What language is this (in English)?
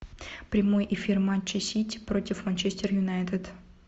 Russian